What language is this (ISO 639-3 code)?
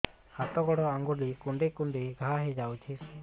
ori